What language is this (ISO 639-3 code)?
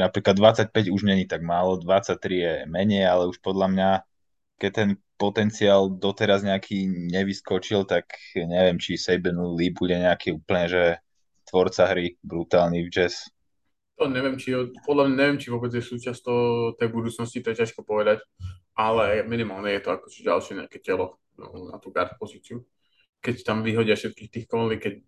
slk